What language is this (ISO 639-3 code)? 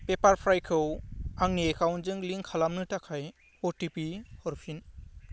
brx